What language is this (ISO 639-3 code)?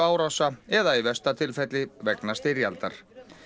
isl